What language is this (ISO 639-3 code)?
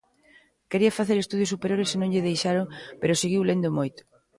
glg